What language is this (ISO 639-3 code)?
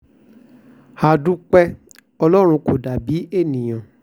yor